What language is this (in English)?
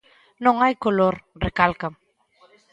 Galician